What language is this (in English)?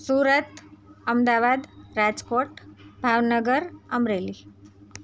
Gujarati